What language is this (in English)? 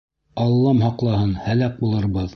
Bashkir